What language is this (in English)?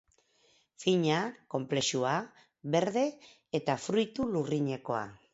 Basque